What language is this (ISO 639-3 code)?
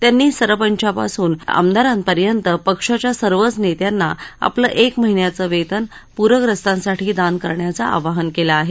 mar